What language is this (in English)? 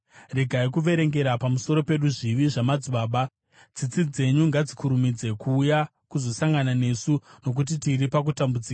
Shona